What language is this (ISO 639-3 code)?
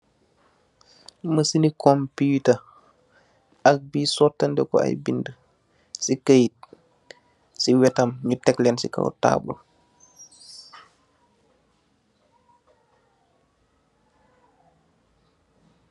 wol